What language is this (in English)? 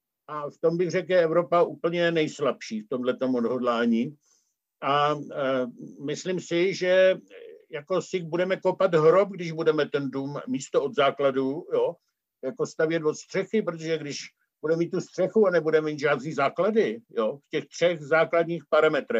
Czech